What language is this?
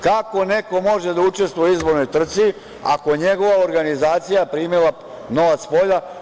Serbian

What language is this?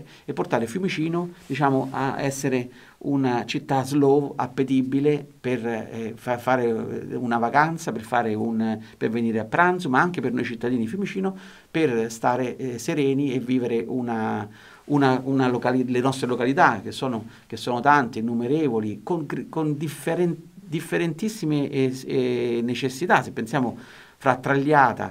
Italian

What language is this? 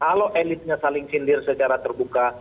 Indonesian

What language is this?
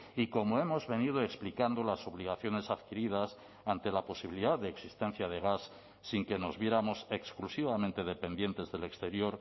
Spanish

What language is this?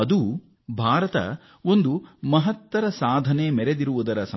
Kannada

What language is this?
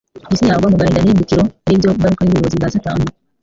Kinyarwanda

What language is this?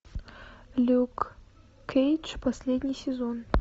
Russian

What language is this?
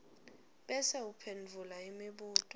Swati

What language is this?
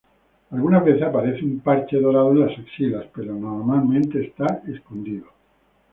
Spanish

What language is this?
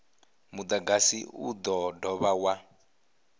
Venda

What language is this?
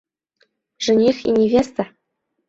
Bashkir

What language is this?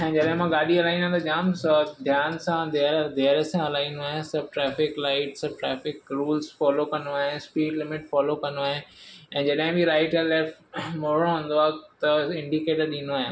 Sindhi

